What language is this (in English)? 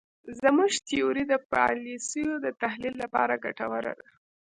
Pashto